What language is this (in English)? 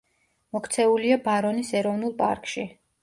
Georgian